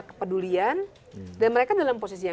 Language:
Indonesian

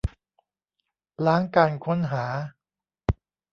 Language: Thai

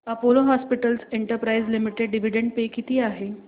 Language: Marathi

